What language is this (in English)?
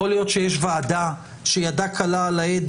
Hebrew